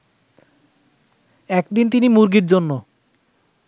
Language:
Bangla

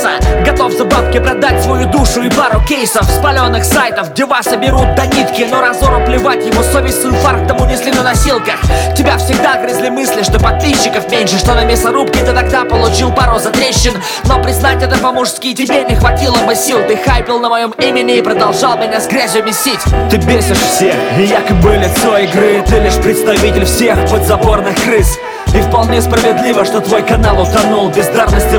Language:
Russian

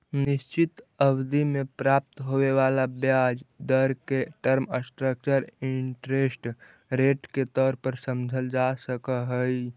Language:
Magahi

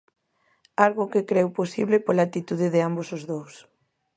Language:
Galician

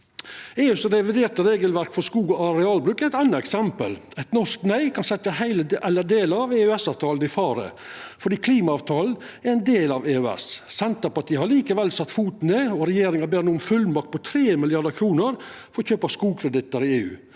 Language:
Norwegian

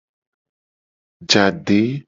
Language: Gen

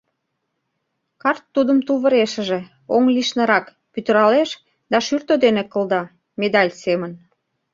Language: Mari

